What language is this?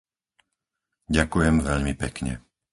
Slovak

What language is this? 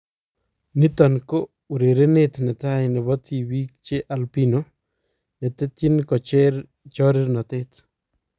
Kalenjin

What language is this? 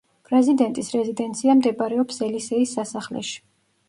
Georgian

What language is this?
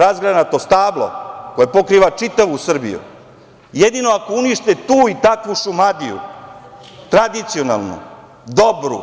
Serbian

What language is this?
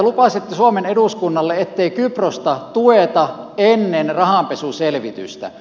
Finnish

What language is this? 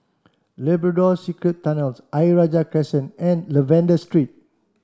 English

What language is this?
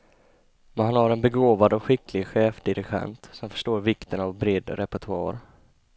Swedish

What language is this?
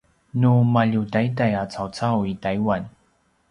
Paiwan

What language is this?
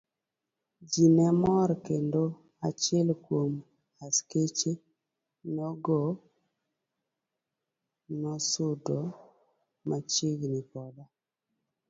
Luo (Kenya and Tanzania)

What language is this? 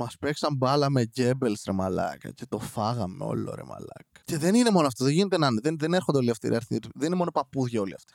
Greek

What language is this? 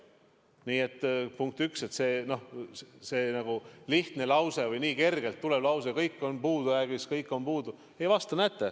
Estonian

